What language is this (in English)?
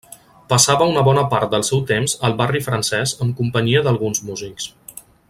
Catalan